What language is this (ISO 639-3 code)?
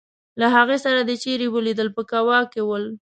pus